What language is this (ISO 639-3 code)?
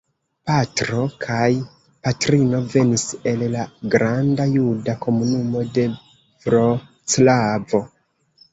epo